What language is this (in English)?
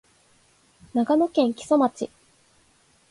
Japanese